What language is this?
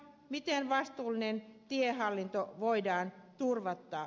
Finnish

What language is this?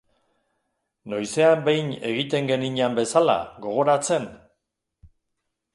Basque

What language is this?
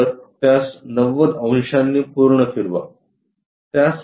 Marathi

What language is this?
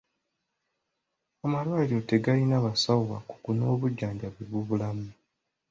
Ganda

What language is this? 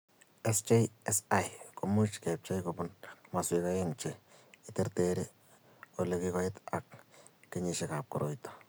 Kalenjin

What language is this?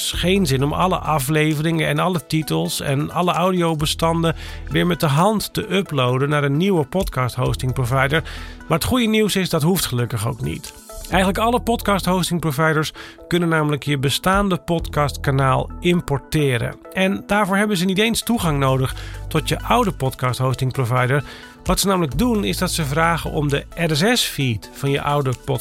Dutch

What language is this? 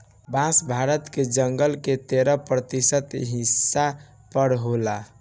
Bhojpuri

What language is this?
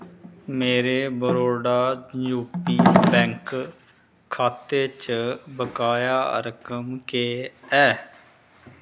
Dogri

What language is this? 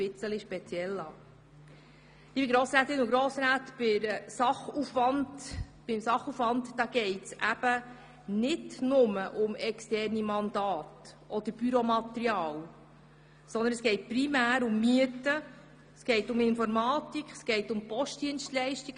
Swiss German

